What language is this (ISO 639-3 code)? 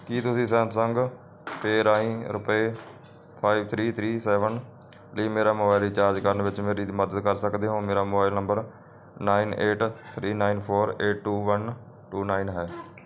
pan